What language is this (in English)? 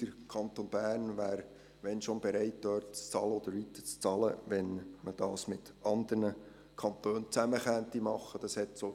Swiss German